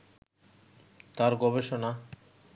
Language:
Bangla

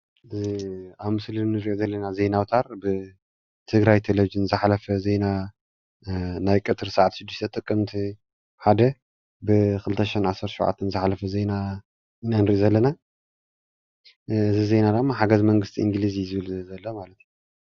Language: Tigrinya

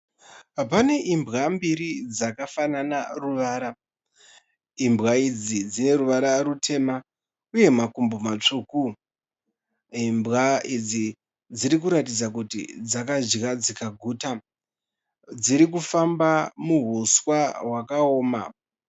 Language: Shona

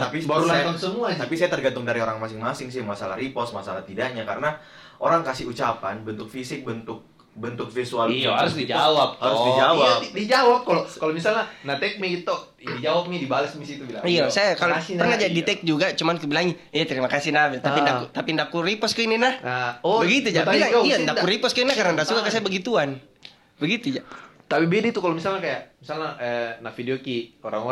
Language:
Indonesian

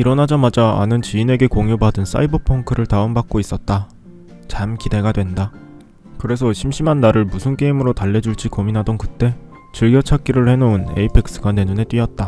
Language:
Korean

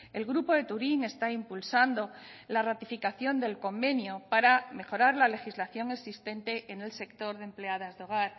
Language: Spanish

